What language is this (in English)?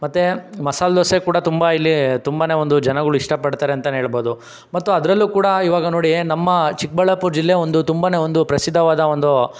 Kannada